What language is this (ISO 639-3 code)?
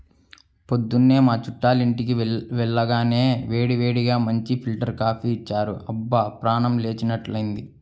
tel